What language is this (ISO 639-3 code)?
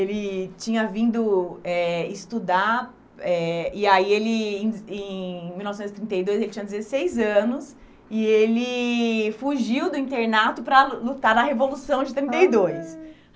por